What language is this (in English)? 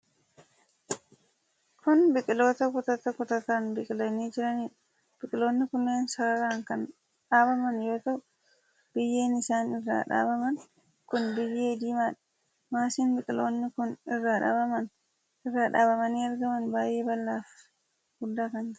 Oromo